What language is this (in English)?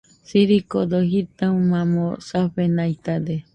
Nüpode Huitoto